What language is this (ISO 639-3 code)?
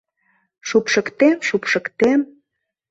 chm